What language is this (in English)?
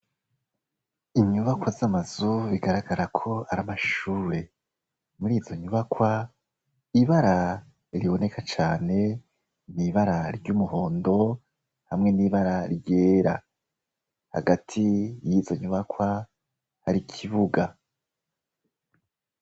Rundi